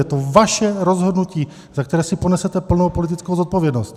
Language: Czech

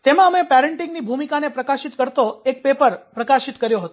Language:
Gujarati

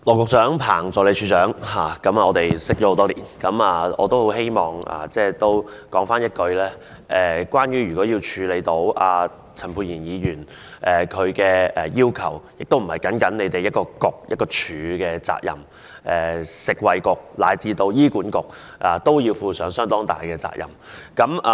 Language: Cantonese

